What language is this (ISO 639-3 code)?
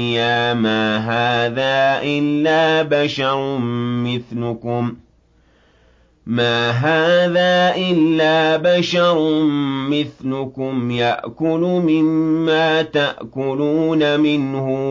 ara